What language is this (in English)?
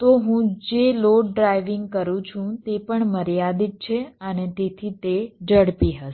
Gujarati